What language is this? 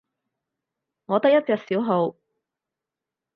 Cantonese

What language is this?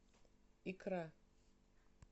Russian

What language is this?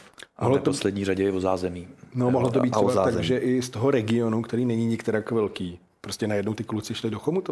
Czech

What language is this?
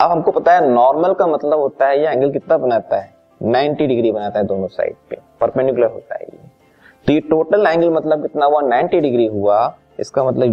Hindi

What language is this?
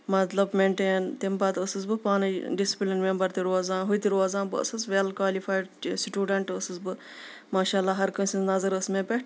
Kashmiri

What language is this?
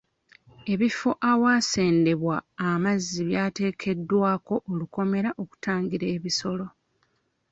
Ganda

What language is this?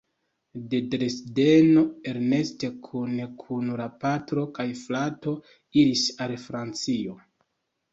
Esperanto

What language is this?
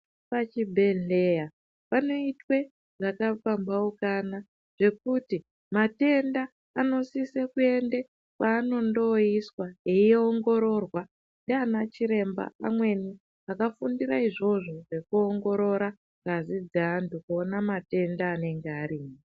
Ndau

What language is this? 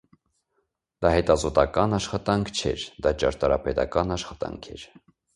Armenian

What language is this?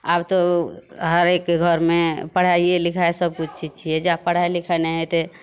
Maithili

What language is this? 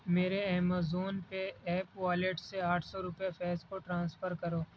Urdu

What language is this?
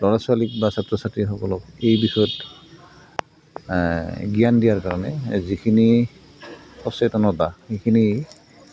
Assamese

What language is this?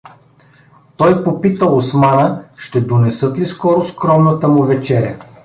Bulgarian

